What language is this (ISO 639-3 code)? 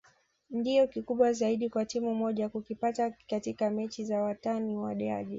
swa